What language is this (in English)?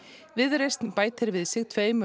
Icelandic